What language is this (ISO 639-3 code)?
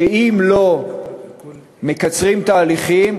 heb